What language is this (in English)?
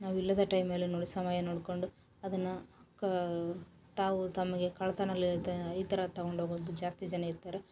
Kannada